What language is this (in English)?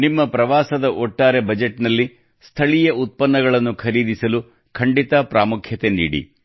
Kannada